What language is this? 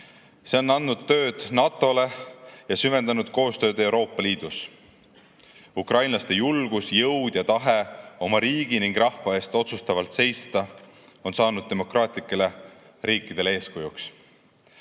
Estonian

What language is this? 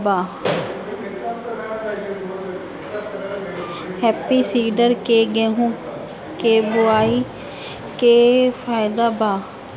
Bhojpuri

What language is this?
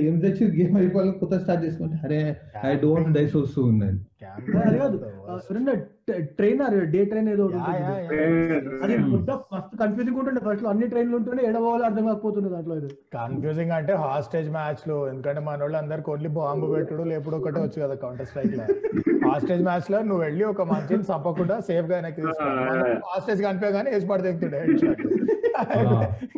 Telugu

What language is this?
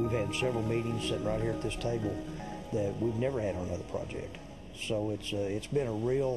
English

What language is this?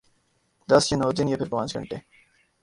Urdu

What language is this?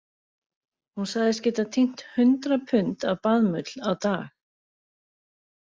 Icelandic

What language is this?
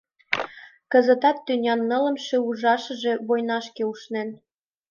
Mari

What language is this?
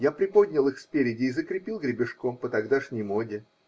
Russian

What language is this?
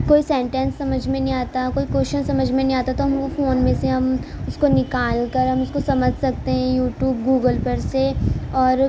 Urdu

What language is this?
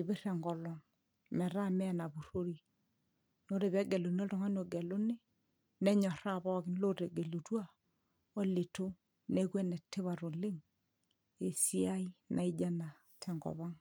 Masai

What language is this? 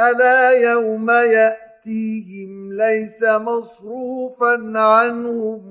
Arabic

